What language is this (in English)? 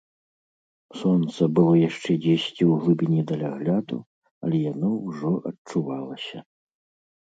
Belarusian